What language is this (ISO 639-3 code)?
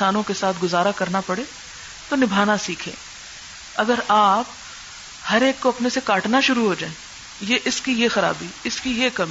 urd